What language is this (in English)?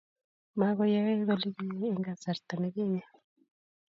Kalenjin